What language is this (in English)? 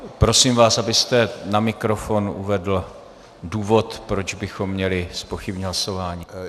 Czech